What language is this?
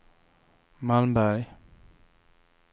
Swedish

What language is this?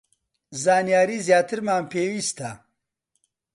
Central Kurdish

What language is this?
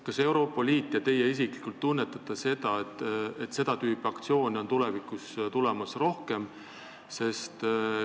Estonian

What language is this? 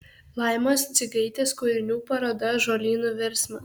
Lithuanian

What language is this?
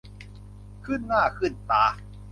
Thai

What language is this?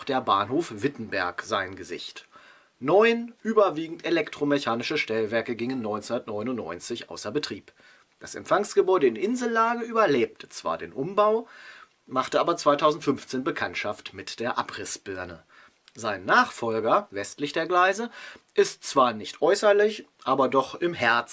German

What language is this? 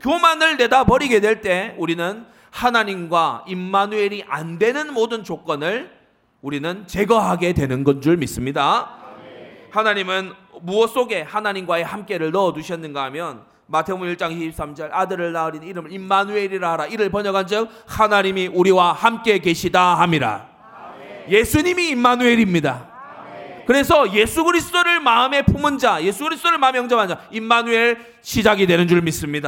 Korean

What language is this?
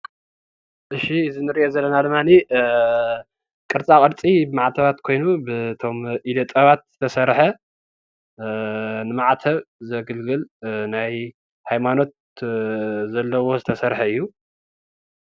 Tigrinya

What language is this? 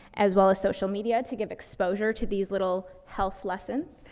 English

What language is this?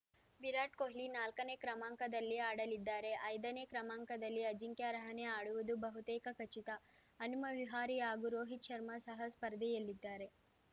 Kannada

